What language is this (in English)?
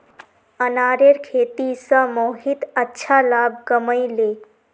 Magahi